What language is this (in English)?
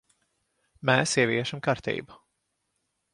Latvian